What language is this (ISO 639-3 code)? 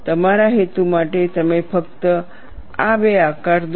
guj